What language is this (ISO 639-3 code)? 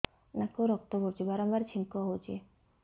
ori